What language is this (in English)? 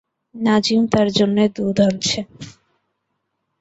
Bangla